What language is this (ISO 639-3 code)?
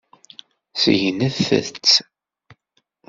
kab